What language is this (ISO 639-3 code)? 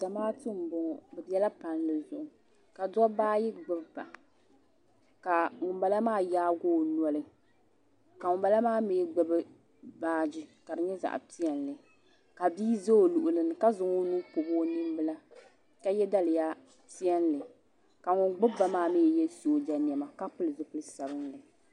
dag